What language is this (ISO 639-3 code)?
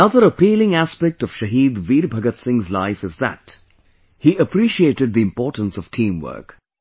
eng